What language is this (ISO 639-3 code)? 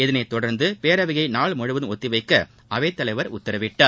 tam